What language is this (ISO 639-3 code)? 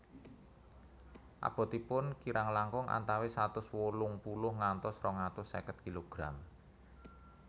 jav